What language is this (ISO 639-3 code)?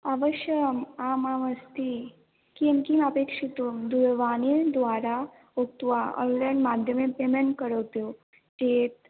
san